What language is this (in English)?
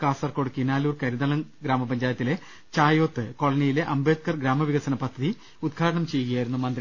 Malayalam